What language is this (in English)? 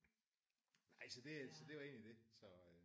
Danish